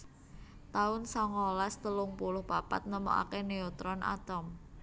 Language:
Javanese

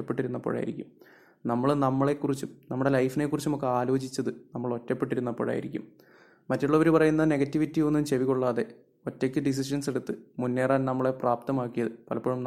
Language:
Malayalam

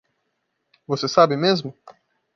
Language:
Portuguese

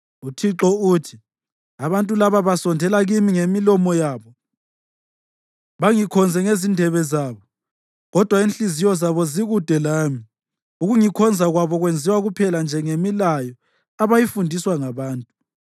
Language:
North Ndebele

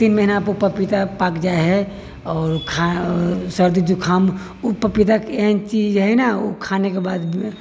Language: Maithili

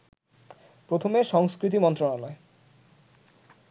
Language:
Bangla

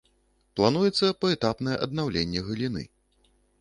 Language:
Belarusian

